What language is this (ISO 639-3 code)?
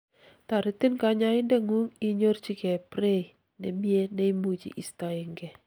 kln